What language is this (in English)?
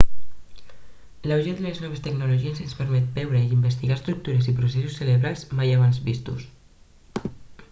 Catalan